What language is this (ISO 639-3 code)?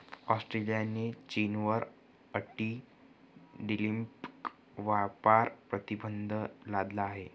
mar